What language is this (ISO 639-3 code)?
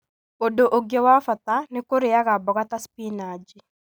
kik